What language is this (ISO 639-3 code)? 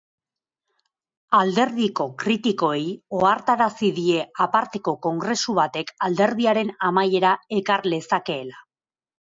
eus